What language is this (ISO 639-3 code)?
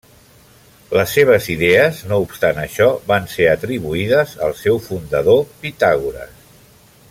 cat